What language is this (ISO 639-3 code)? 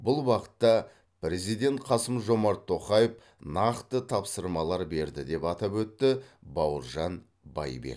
kaz